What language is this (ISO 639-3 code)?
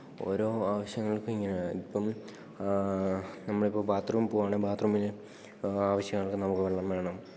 mal